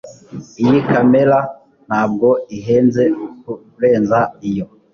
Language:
Kinyarwanda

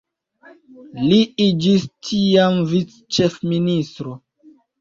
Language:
Esperanto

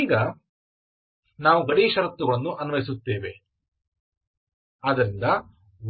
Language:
Kannada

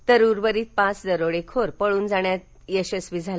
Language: Marathi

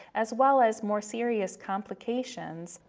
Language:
English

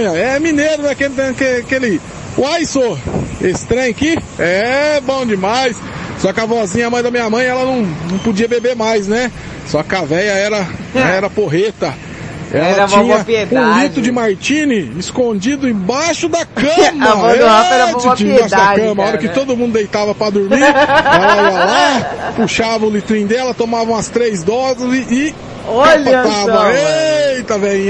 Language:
Portuguese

